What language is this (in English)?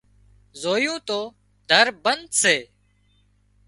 Wadiyara Koli